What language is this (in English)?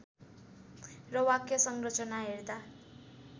Nepali